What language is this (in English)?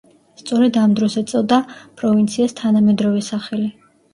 Georgian